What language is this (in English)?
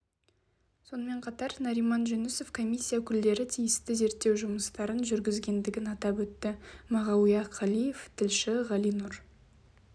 Kazakh